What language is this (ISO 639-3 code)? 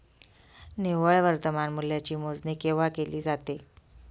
mar